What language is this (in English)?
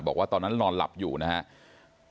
Thai